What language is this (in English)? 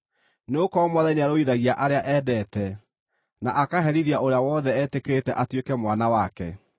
Kikuyu